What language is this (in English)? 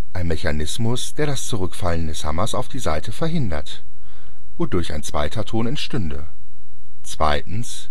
German